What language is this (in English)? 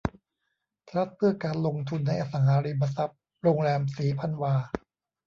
Thai